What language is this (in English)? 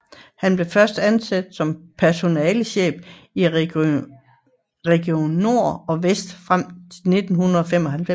Danish